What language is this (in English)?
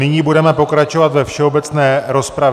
Czech